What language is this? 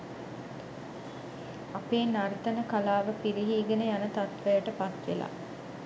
Sinhala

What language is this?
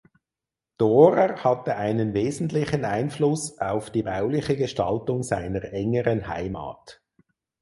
German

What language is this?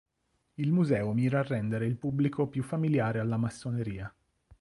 Italian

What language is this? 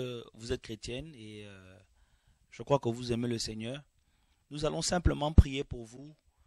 French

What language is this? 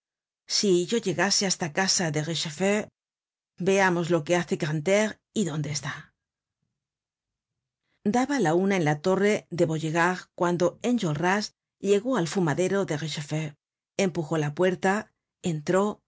Spanish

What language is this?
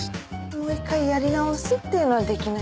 Japanese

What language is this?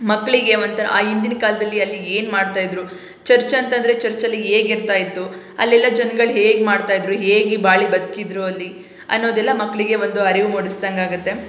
Kannada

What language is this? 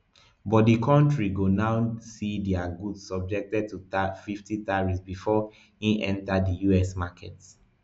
Nigerian Pidgin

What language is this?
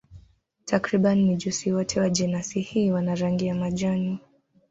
Swahili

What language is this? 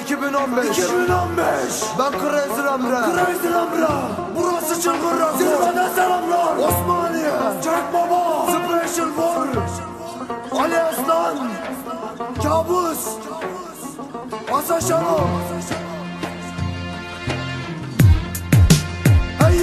Turkish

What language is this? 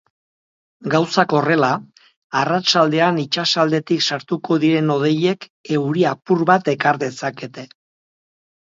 Basque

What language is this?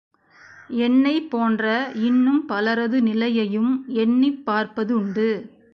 Tamil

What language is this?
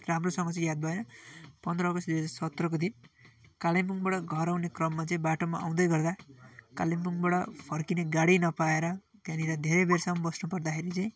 Nepali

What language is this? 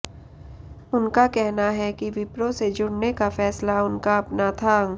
Hindi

